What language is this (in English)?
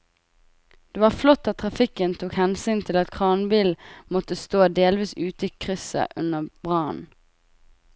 Norwegian